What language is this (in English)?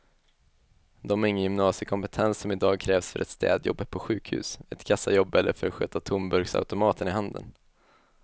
Swedish